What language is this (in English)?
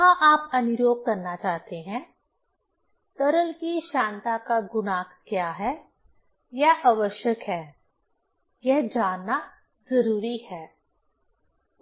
Hindi